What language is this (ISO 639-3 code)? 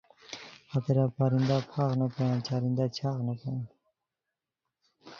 khw